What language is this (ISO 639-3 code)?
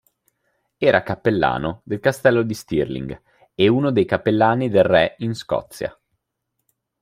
ita